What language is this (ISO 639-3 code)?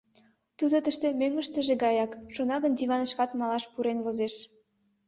chm